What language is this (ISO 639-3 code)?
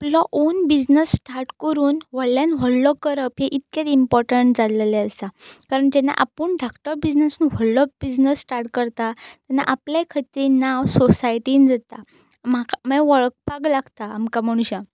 kok